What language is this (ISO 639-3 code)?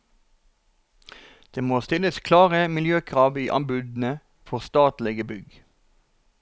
nor